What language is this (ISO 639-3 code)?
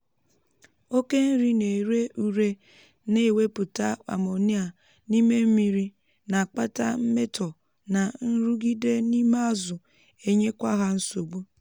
ibo